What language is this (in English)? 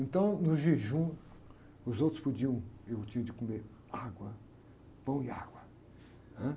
Portuguese